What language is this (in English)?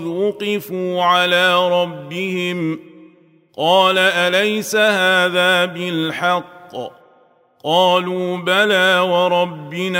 Arabic